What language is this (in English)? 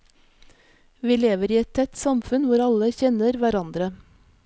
Norwegian